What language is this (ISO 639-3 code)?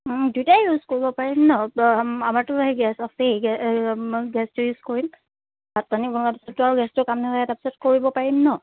asm